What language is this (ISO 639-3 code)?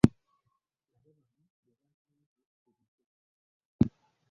lug